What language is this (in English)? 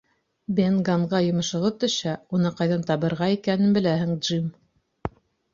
Bashkir